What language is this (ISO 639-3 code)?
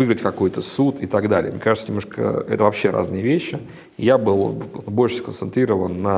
rus